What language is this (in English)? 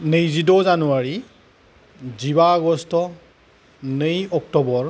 Bodo